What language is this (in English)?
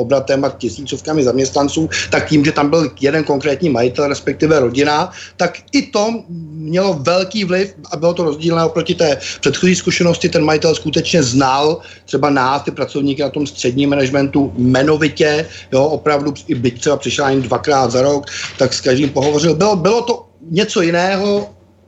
Czech